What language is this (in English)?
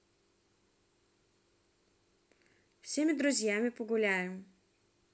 Russian